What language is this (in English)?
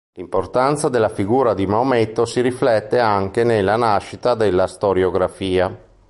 Italian